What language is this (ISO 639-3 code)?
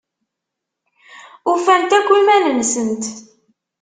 kab